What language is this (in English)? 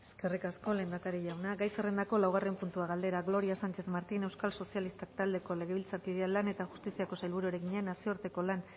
Basque